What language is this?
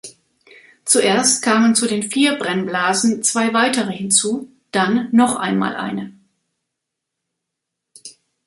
German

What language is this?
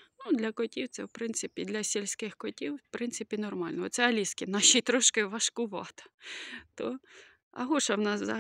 Ukrainian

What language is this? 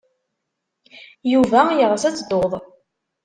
Kabyle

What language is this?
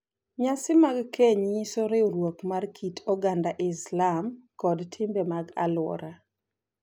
Luo (Kenya and Tanzania)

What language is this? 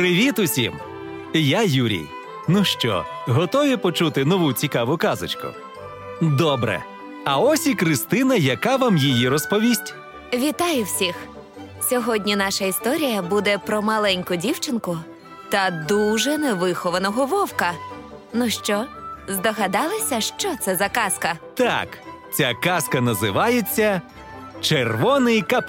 Ukrainian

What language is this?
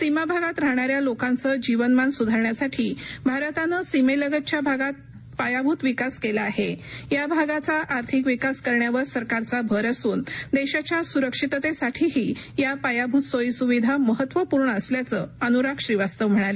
Marathi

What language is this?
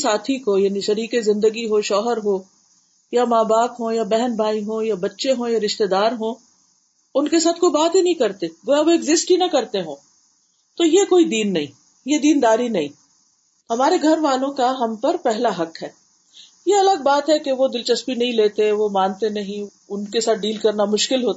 Urdu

